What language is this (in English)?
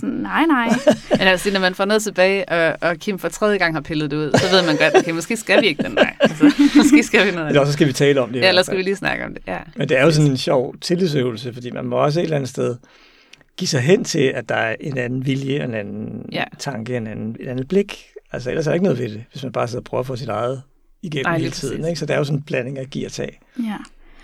Danish